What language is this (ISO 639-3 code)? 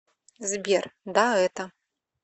rus